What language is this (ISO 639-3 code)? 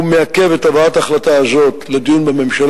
heb